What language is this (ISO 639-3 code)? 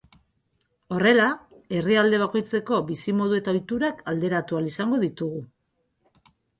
eus